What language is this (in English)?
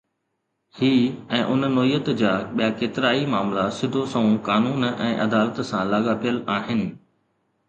Sindhi